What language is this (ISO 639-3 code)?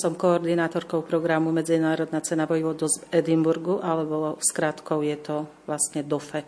slk